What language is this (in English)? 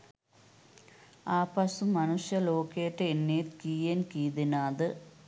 Sinhala